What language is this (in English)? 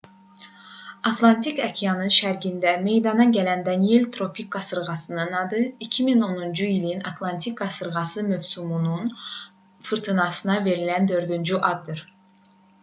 Azerbaijani